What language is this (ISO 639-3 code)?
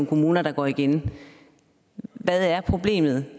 dan